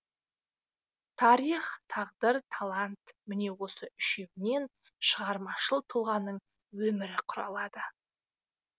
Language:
Kazakh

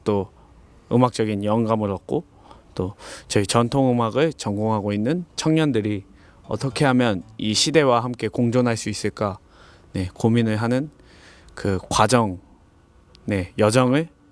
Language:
Korean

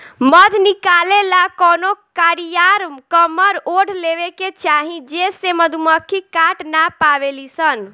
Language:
Bhojpuri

